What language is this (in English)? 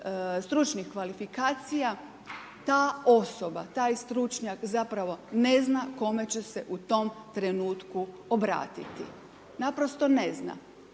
Croatian